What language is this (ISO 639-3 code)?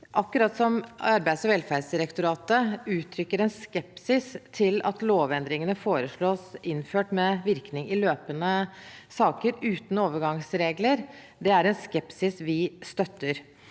nor